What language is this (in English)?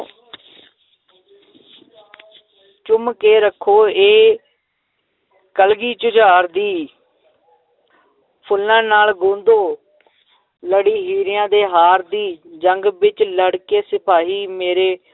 Punjabi